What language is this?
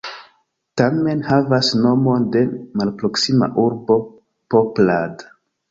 Esperanto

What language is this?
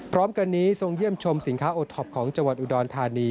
Thai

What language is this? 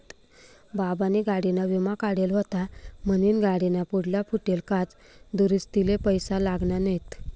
Marathi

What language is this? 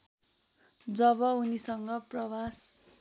Nepali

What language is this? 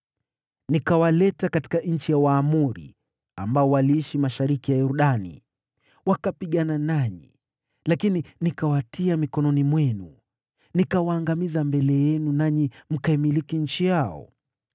Swahili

